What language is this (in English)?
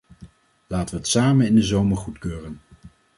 Dutch